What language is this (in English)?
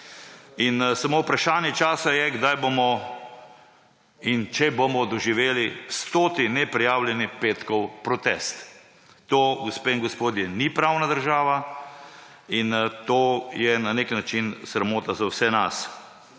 Slovenian